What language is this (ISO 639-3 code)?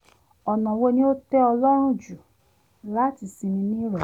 yor